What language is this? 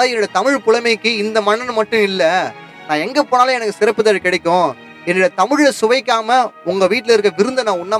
Tamil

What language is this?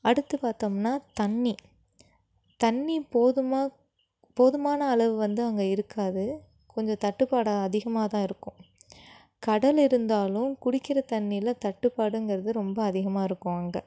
Tamil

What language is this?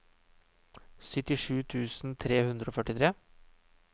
Norwegian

